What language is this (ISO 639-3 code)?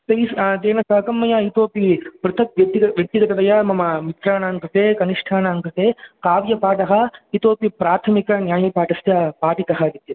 san